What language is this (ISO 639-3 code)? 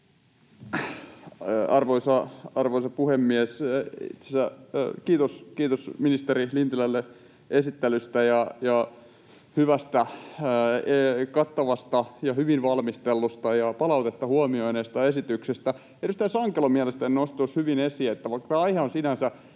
fin